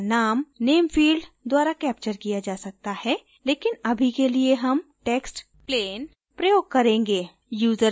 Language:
Hindi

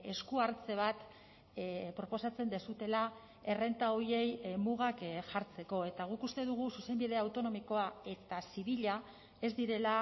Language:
Basque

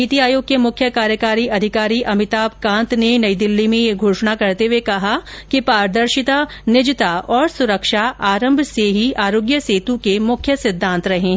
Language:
Hindi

